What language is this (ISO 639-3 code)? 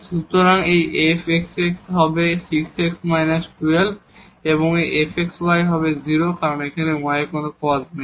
ben